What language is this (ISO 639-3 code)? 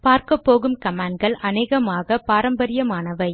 tam